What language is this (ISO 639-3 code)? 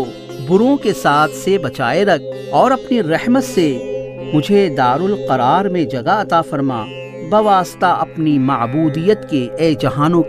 urd